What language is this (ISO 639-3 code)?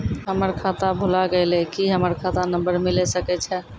mai